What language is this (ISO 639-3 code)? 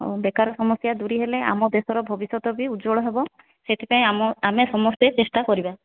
ori